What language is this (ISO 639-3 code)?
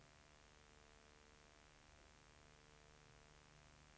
swe